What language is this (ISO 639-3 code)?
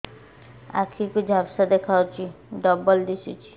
ori